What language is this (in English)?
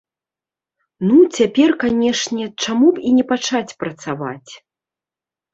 Belarusian